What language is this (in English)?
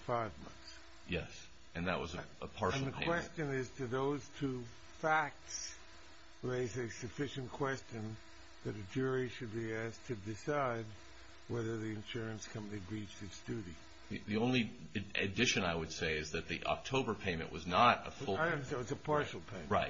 English